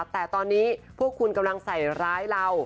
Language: Thai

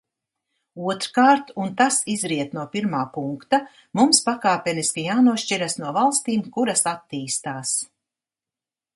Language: Latvian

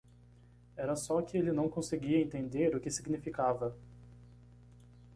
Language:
Portuguese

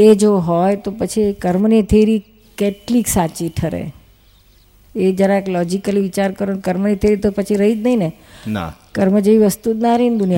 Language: Gujarati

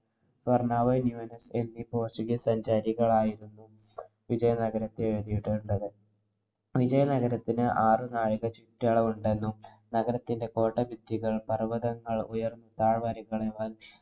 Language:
Malayalam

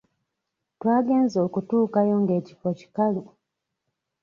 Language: Ganda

